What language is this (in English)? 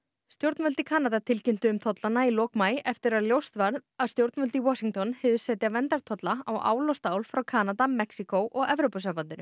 Icelandic